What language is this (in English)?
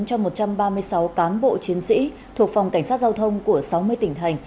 Vietnamese